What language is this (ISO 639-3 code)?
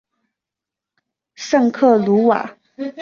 zho